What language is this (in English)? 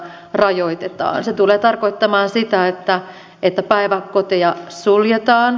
Finnish